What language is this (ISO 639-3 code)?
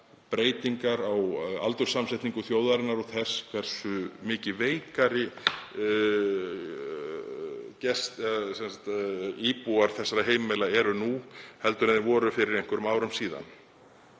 isl